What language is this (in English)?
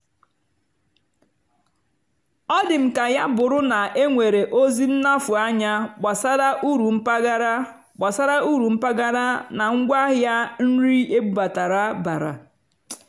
Igbo